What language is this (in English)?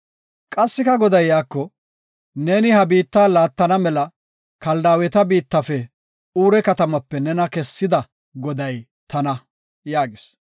Gofa